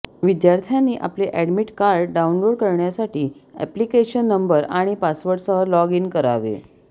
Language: Marathi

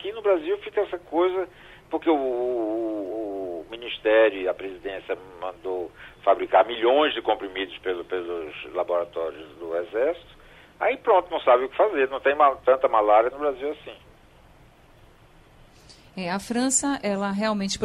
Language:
Portuguese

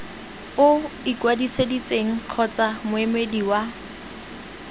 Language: Tswana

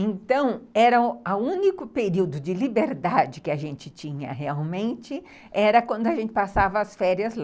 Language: Portuguese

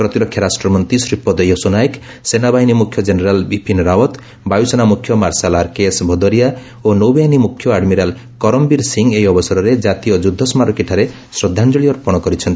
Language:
Odia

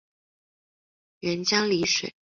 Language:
Chinese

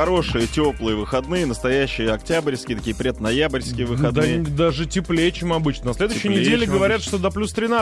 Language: Russian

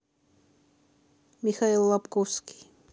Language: Russian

